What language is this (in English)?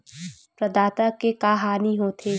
Chhattisgarhi